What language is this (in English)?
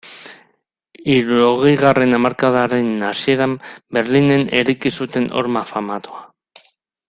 Basque